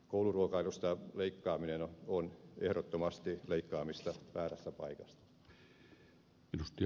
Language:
Finnish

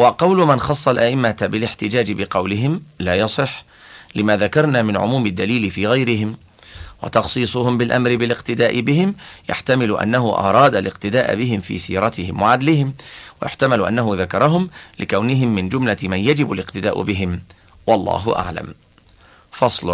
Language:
Arabic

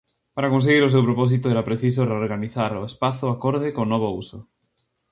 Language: Galician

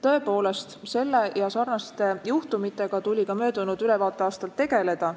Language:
Estonian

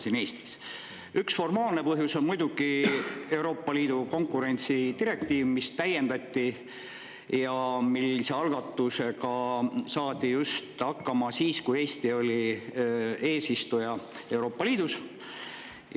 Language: Estonian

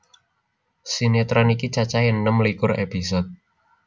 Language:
Javanese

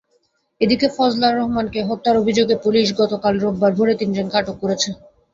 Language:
Bangla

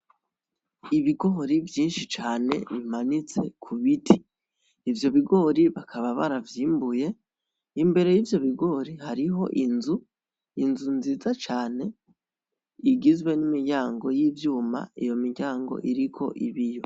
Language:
Rundi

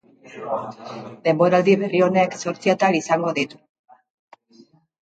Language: Basque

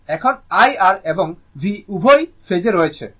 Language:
Bangla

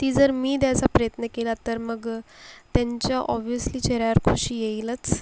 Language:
Marathi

